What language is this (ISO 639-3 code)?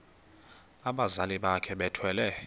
xho